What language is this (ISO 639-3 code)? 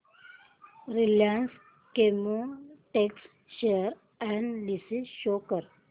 mar